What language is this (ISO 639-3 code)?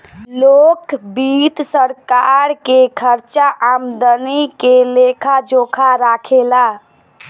bho